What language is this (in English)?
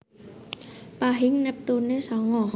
Javanese